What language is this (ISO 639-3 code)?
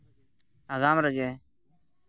sat